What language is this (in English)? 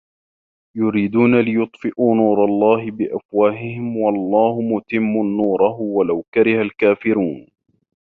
Arabic